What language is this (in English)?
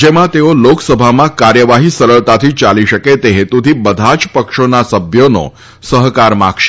Gujarati